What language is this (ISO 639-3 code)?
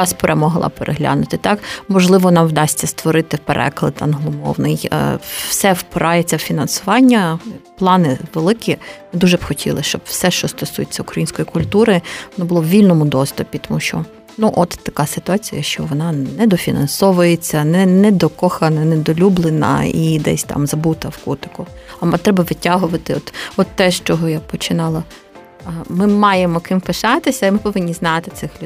ukr